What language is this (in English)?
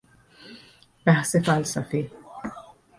Persian